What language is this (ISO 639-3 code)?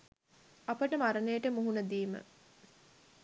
sin